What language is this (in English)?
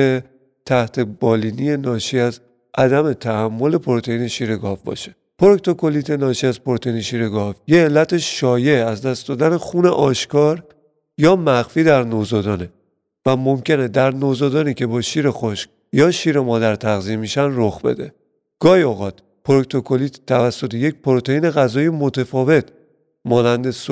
Persian